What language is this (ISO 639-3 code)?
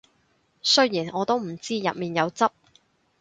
yue